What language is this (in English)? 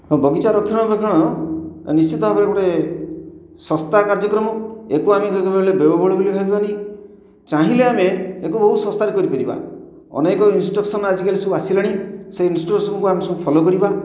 Odia